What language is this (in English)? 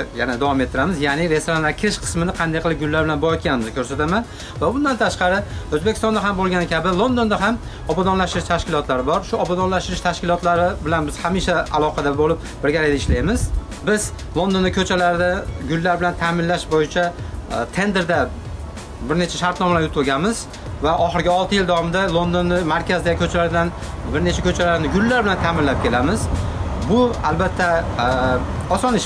Turkish